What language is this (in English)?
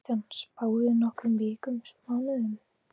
Icelandic